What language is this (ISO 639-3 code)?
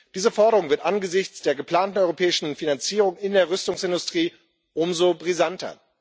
deu